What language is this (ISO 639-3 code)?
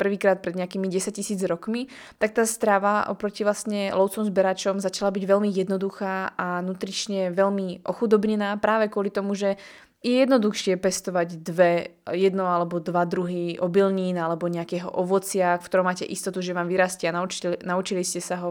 slk